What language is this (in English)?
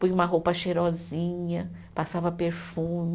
Portuguese